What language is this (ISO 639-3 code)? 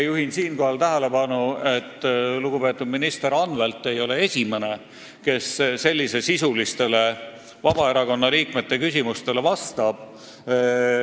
est